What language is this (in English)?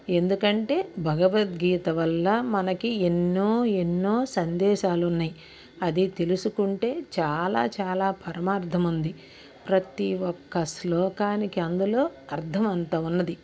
Telugu